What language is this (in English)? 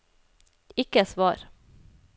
Norwegian